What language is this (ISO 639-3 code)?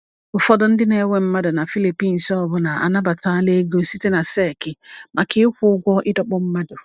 ibo